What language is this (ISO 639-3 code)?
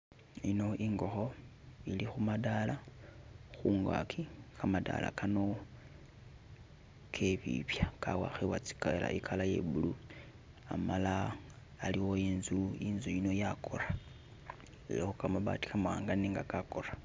myx